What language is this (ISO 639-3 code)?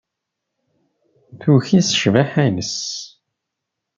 kab